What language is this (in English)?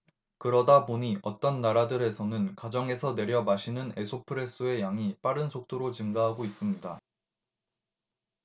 Korean